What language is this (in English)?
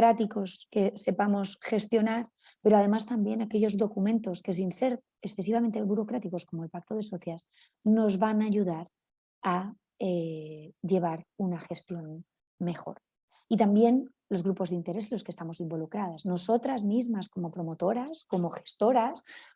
Spanish